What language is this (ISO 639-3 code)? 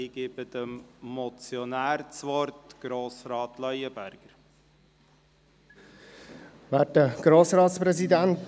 gsw